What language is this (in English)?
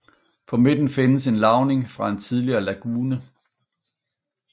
Danish